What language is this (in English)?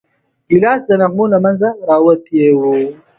Pashto